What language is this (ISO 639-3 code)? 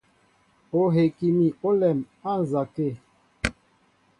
mbo